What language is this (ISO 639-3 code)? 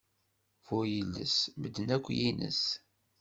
kab